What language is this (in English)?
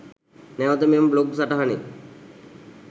Sinhala